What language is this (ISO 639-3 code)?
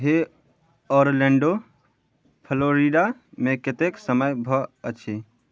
mai